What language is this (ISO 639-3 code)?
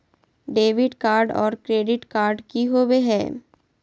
mag